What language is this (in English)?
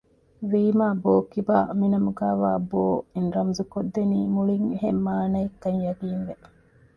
Divehi